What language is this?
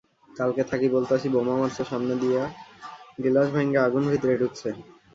Bangla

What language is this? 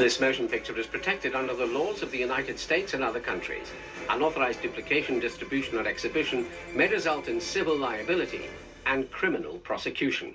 English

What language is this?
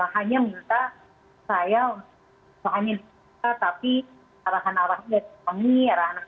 Indonesian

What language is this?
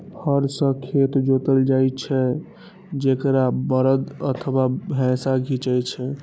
Maithili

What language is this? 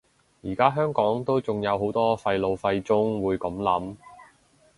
Cantonese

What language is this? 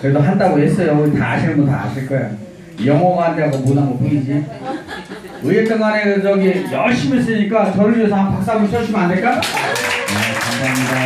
Korean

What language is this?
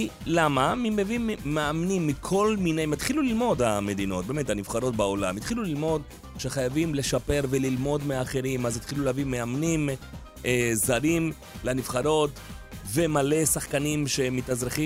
Hebrew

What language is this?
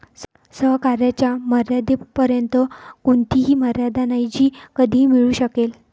Marathi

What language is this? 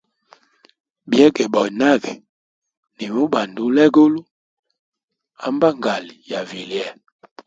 Hemba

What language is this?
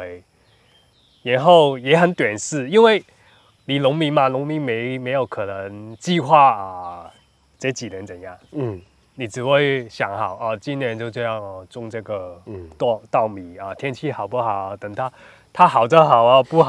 Chinese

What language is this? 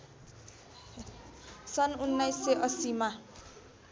Nepali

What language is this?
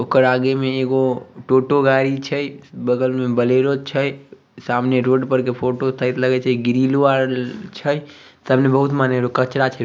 Magahi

